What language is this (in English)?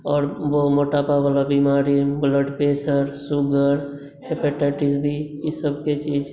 Maithili